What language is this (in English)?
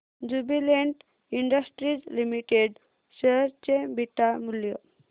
Marathi